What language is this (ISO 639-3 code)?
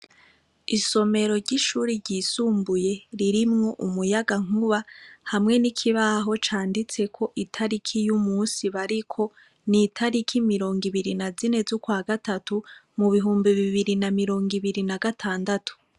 run